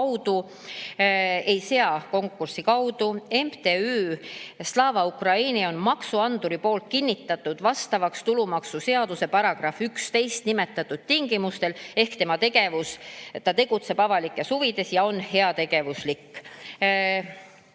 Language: Estonian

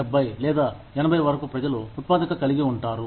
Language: Telugu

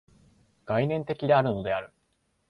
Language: Japanese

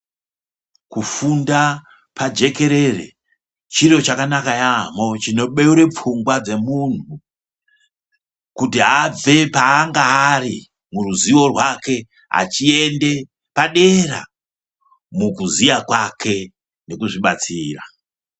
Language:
Ndau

